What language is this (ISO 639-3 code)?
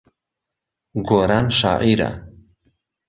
ckb